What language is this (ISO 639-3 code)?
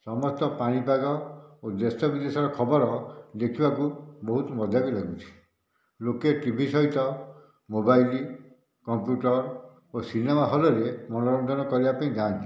ori